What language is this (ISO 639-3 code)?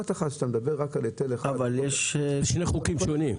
heb